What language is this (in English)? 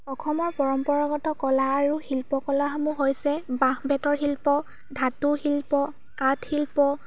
Assamese